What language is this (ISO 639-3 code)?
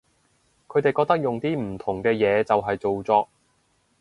yue